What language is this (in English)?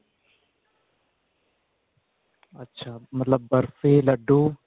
Punjabi